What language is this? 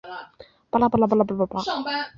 Chinese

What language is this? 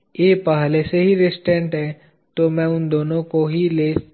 Hindi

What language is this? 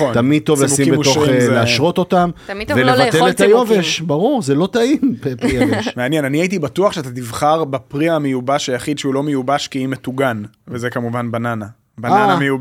Hebrew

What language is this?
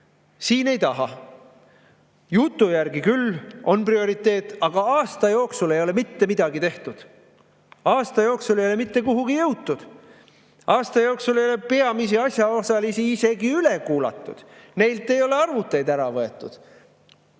Estonian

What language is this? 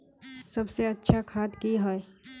Magahi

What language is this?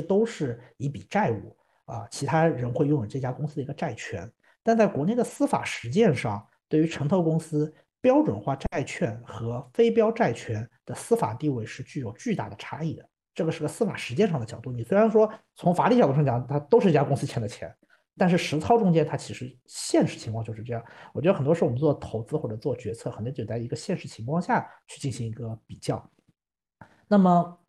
Chinese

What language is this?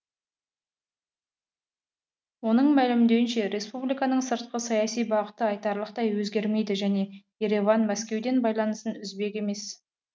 Kazakh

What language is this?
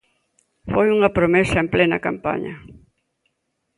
Galician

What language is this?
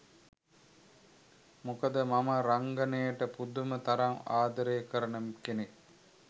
Sinhala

